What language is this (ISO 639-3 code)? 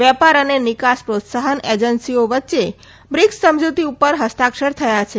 guj